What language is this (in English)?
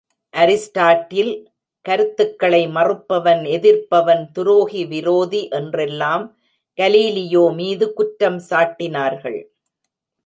Tamil